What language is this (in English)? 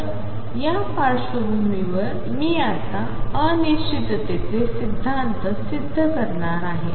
Marathi